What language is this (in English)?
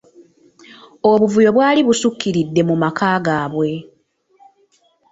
Ganda